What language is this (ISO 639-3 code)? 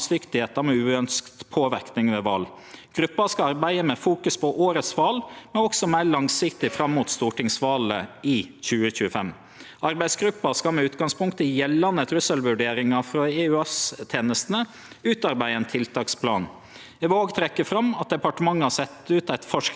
nor